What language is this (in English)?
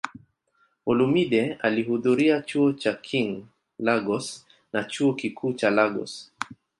Swahili